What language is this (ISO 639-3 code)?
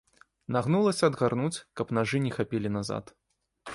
bel